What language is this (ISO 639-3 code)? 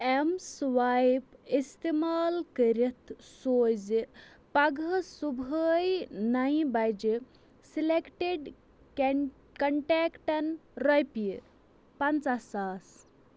kas